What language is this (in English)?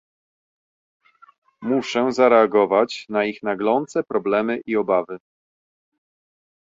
Polish